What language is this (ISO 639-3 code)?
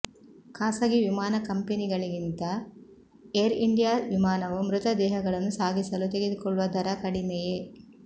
kan